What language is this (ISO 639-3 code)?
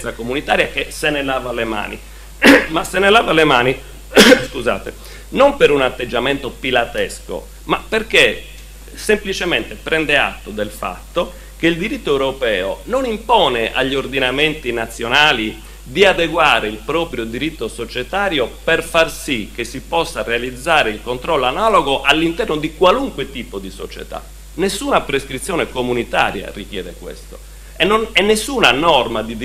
ita